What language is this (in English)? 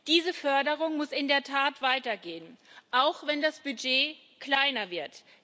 German